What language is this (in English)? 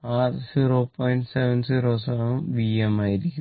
Malayalam